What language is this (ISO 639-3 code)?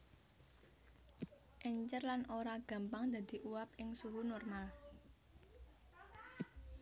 jav